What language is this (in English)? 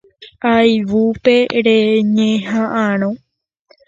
Guarani